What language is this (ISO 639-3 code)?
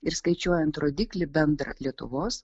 lit